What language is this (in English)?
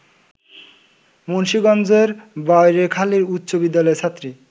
Bangla